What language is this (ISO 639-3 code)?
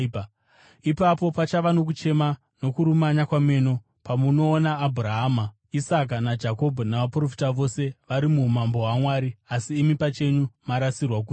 sna